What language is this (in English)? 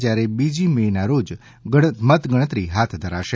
Gujarati